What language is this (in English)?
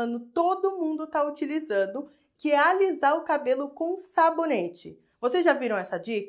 Portuguese